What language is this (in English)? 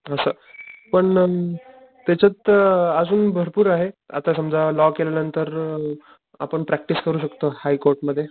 Marathi